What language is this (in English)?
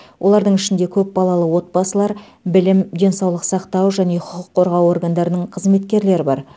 Kazakh